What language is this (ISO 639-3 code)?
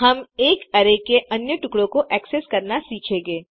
hin